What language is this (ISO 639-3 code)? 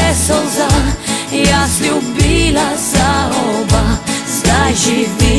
ron